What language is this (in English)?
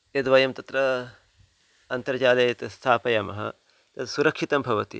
Sanskrit